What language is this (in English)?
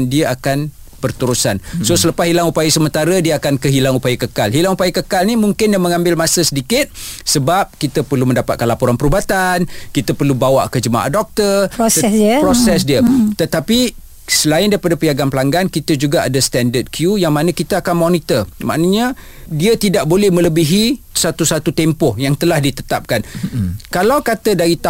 Malay